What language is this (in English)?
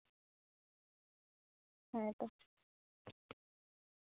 Santali